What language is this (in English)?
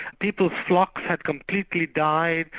English